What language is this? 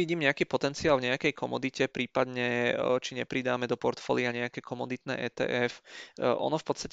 Czech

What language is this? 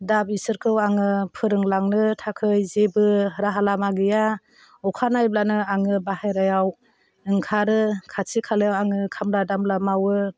Bodo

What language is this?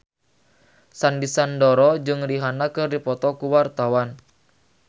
Sundanese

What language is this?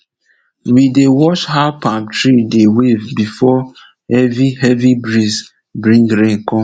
Nigerian Pidgin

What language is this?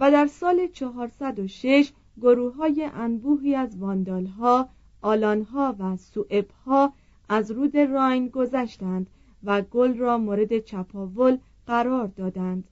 Persian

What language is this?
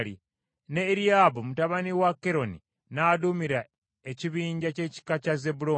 Ganda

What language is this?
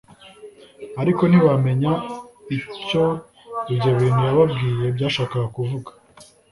Kinyarwanda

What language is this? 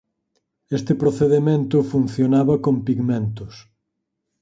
Galician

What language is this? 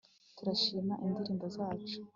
Kinyarwanda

